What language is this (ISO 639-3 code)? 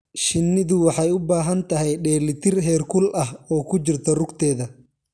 som